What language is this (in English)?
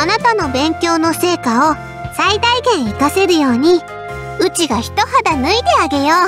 Japanese